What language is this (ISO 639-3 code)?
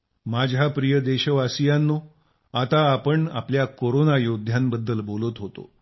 mar